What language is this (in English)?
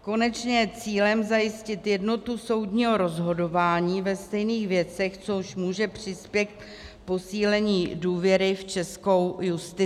Czech